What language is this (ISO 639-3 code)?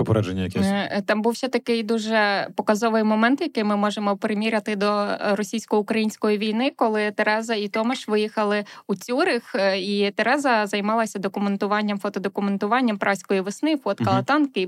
ukr